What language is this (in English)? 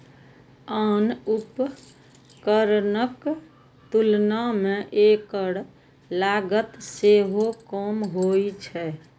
Maithili